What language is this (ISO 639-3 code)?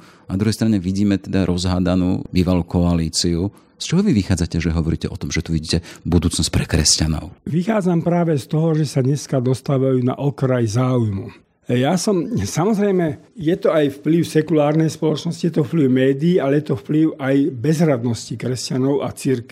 slk